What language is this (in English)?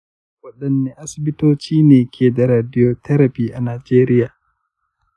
Hausa